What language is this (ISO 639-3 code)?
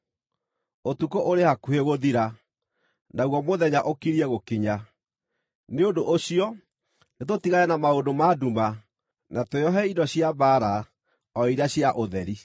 kik